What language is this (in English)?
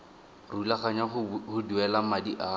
Tswana